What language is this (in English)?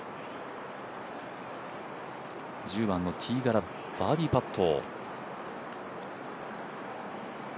Japanese